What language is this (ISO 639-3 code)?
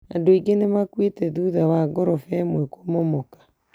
kik